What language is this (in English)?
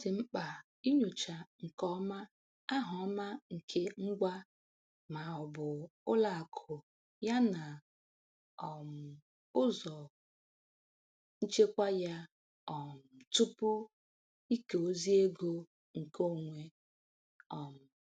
Igbo